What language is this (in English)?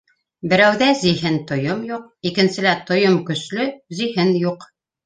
Bashkir